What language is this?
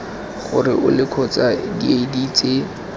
Tswana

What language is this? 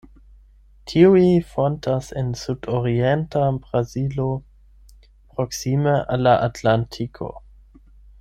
Esperanto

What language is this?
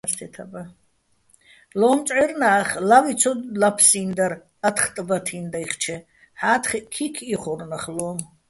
Bats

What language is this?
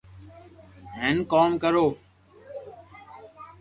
Loarki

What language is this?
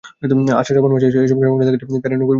Bangla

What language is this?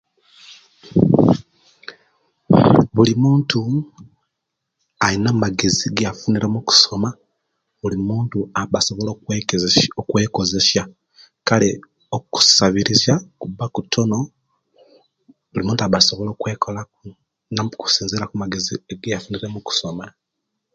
Kenyi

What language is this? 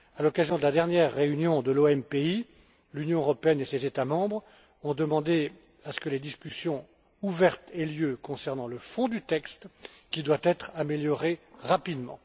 French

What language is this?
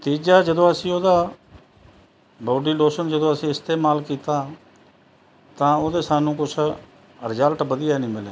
Punjabi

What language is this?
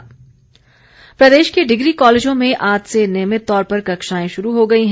Hindi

